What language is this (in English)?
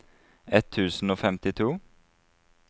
Norwegian